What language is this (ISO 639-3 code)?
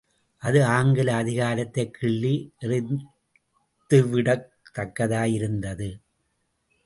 tam